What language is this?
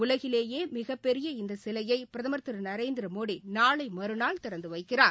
Tamil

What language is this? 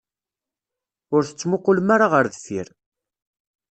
Kabyle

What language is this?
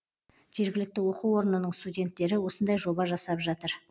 Kazakh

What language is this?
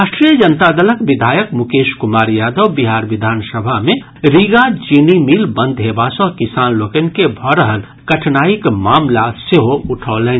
Maithili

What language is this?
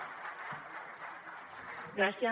Catalan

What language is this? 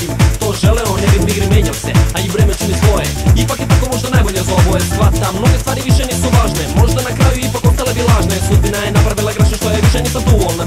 Hungarian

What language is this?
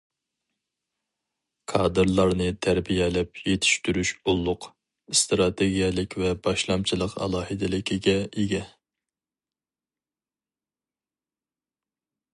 Uyghur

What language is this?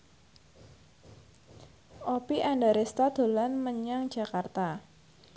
Javanese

